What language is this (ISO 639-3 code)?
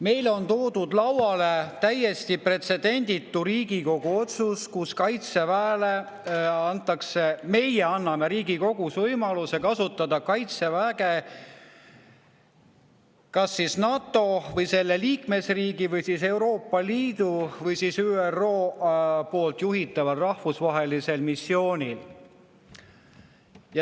est